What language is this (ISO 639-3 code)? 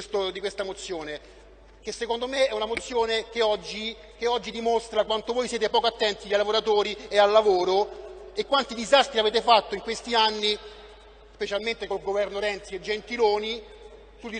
ita